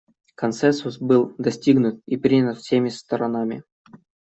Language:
Russian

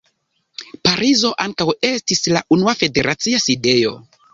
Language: Esperanto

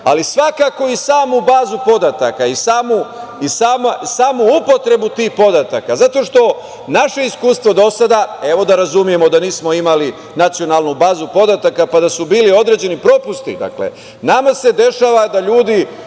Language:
Serbian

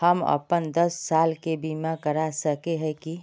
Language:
Magahi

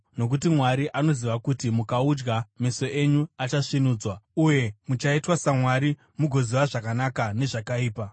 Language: Shona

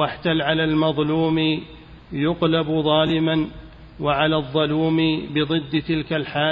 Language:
Arabic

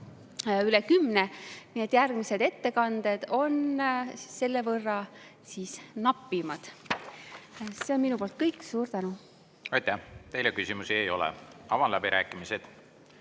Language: Estonian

